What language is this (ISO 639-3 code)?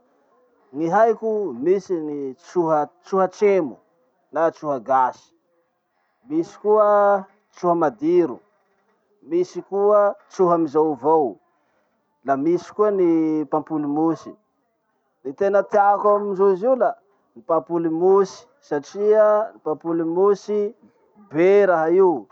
msh